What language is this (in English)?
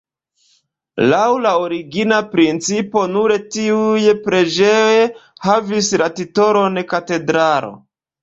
Esperanto